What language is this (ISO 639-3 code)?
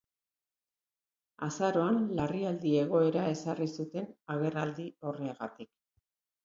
eus